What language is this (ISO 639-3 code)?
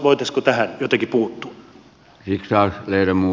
fin